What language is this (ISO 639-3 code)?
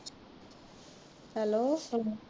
pan